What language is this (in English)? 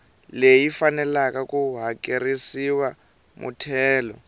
Tsonga